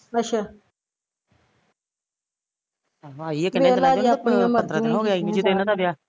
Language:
Punjabi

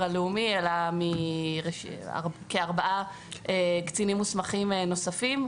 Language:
Hebrew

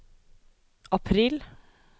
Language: Norwegian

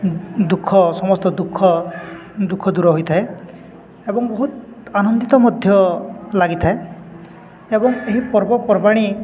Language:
Odia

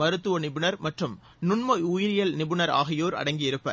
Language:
Tamil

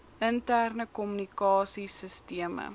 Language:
Afrikaans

